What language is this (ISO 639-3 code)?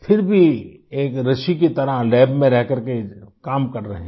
hin